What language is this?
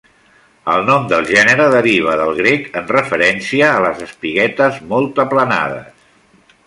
Catalan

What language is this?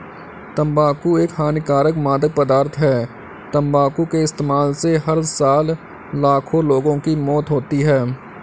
Hindi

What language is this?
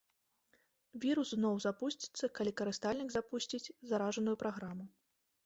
Belarusian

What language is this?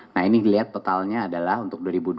Indonesian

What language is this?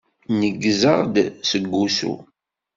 Kabyle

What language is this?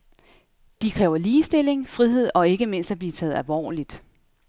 Danish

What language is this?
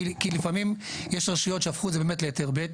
Hebrew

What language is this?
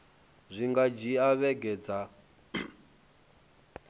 Venda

